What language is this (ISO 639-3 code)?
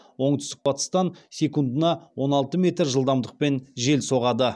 kaz